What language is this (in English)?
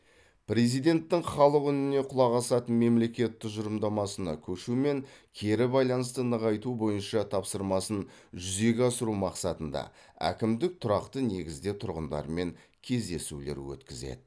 Kazakh